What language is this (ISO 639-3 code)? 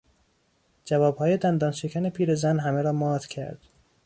fas